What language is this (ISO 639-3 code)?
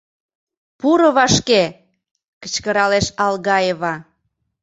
chm